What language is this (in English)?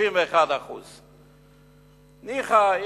Hebrew